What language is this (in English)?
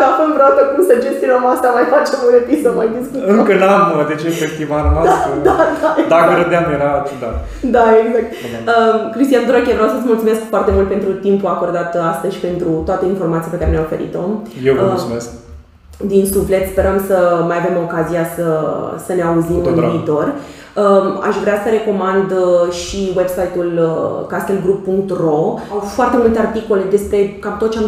Romanian